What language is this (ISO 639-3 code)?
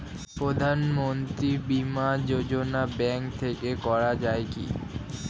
ben